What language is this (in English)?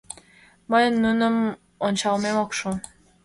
Mari